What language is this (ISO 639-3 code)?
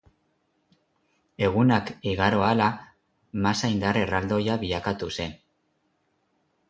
eus